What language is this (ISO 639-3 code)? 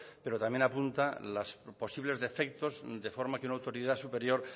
spa